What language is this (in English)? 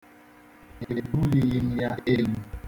Igbo